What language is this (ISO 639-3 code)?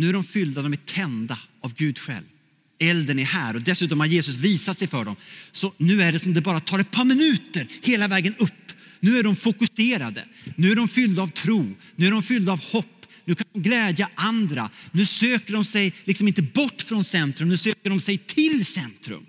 swe